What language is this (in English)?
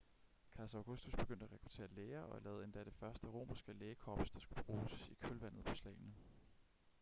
Danish